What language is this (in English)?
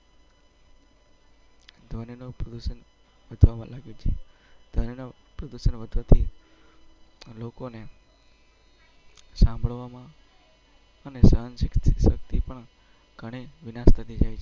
Gujarati